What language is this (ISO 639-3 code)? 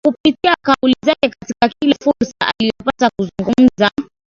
swa